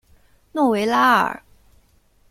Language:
Chinese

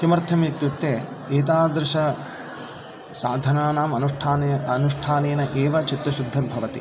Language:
Sanskrit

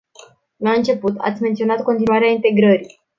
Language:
Romanian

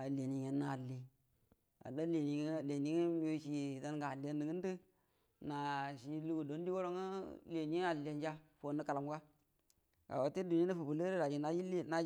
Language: Buduma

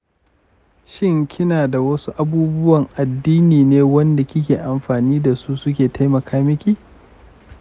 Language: Hausa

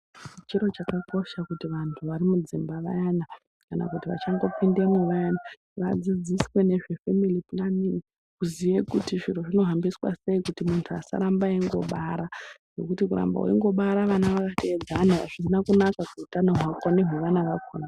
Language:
Ndau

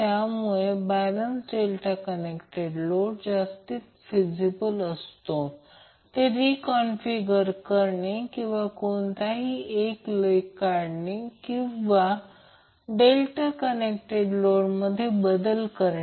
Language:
Marathi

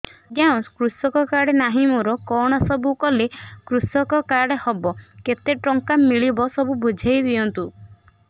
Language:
Odia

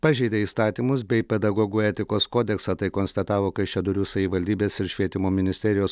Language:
Lithuanian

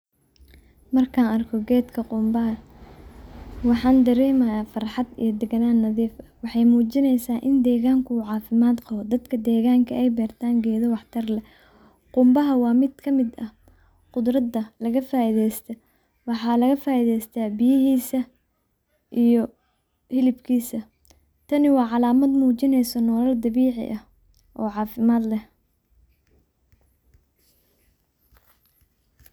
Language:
Somali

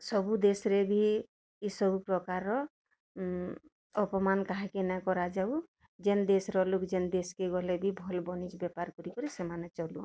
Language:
Odia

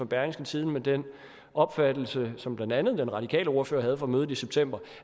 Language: Danish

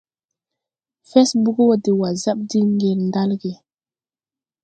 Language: Tupuri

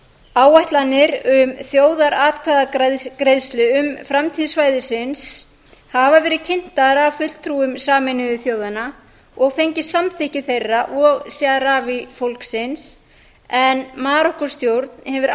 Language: Icelandic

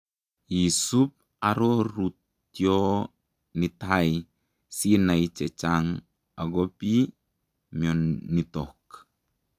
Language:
Kalenjin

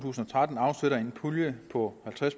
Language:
Danish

